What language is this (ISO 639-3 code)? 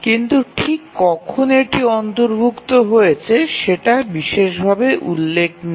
ben